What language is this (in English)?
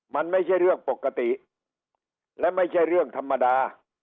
Thai